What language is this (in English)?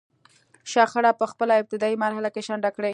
Pashto